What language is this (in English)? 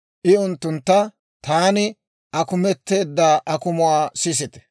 Dawro